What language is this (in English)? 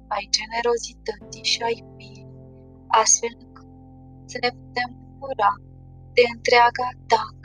Romanian